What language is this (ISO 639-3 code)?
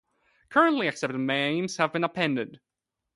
eng